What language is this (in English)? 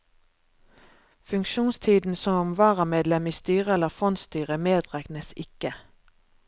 Norwegian